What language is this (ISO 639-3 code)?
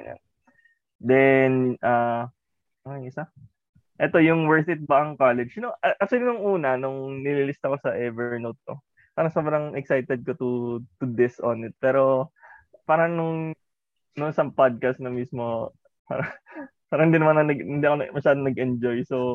fil